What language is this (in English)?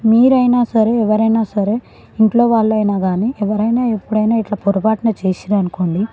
Telugu